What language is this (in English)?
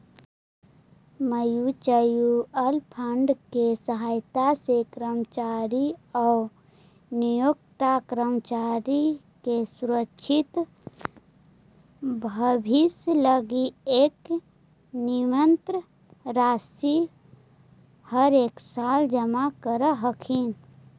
Magahi